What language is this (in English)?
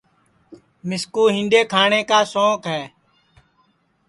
Sansi